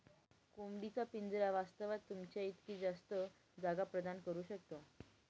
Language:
Marathi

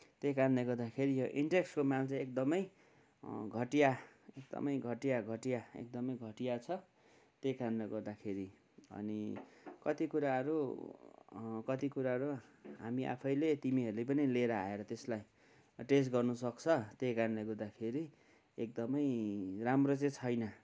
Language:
Nepali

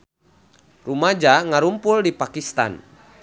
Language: Sundanese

